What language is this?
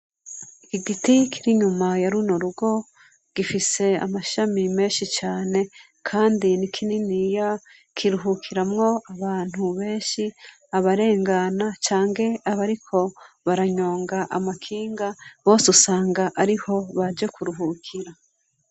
Rundi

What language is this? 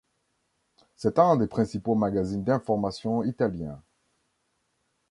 French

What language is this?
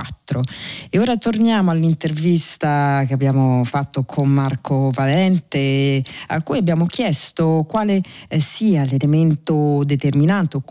Italian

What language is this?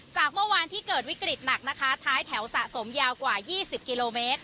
Thai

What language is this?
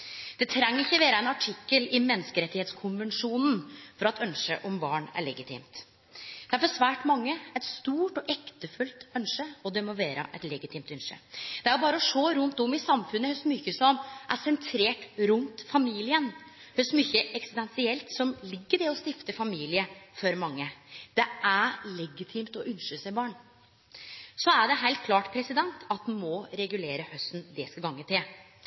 Norwegian Nynorsk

